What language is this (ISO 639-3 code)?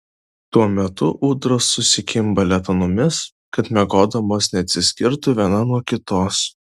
lit